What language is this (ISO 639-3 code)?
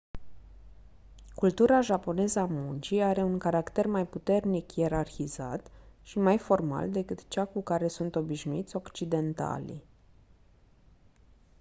ron